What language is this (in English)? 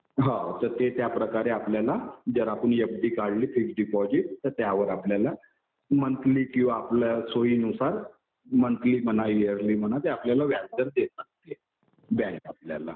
Marathi